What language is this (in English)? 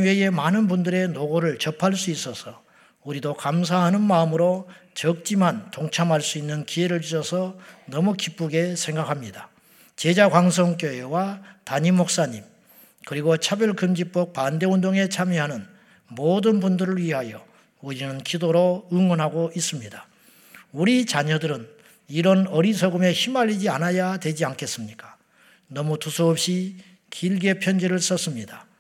Korean